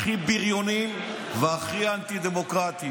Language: Hebrew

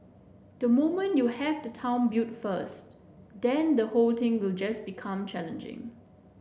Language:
English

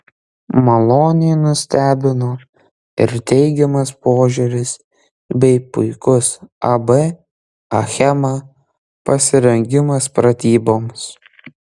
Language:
Lithuanian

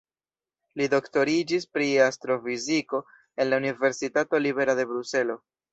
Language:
Esperanto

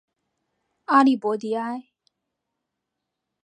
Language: Chinese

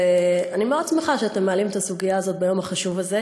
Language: Hebrew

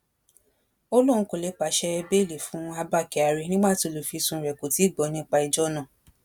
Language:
Yoruba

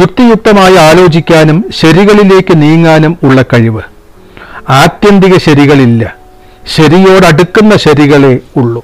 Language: Malayalam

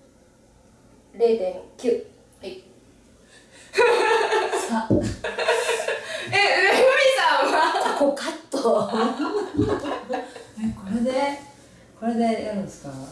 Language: Japanese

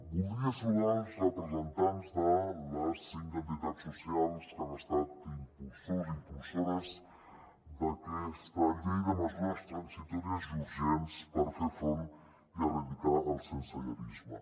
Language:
Catalan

